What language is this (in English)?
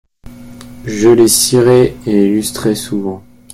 French